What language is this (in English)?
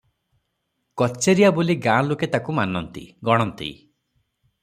Odia